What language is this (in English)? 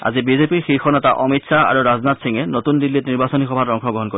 Assamese